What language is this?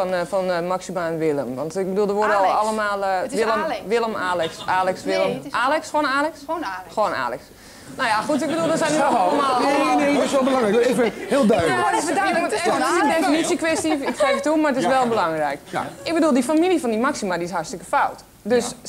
Dutch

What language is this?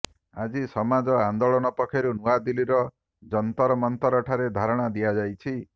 Odia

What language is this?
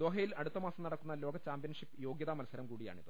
Malayalam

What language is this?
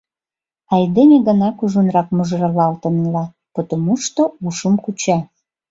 Mari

